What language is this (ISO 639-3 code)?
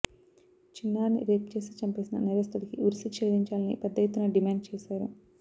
tel